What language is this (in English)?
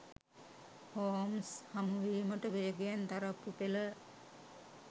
Sinhala